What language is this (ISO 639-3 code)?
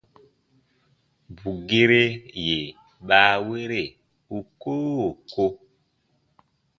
bba